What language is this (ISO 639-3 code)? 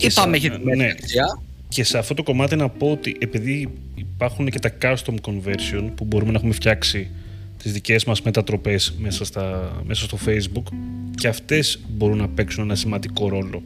ell